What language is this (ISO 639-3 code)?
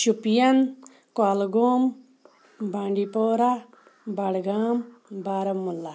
kas